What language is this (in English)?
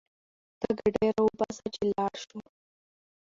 Pashto